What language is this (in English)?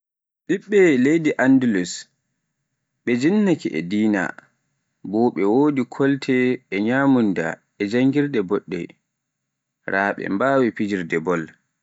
Pular